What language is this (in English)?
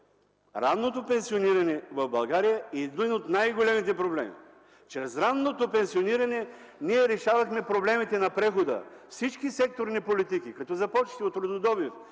Bulgarian